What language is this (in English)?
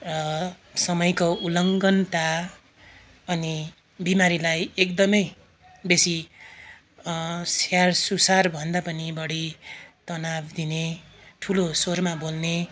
Nepali